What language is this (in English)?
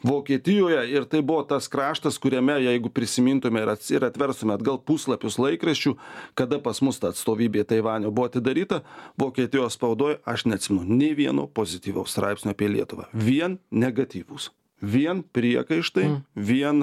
Lithuanian